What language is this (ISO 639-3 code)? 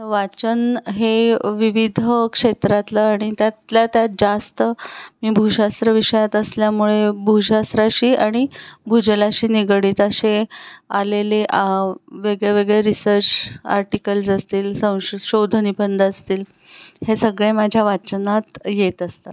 mar